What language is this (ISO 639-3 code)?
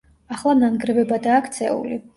kat